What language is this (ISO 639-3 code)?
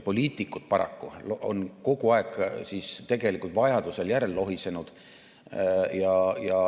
est